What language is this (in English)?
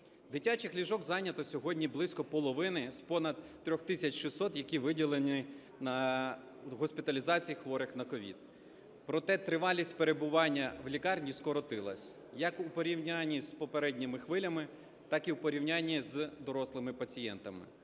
Ukrainian